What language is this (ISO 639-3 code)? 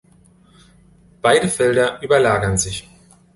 deu